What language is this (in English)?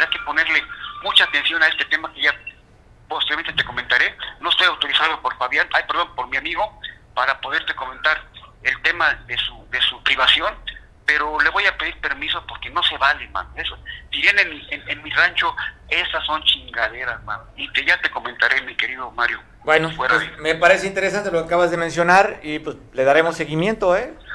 Spanish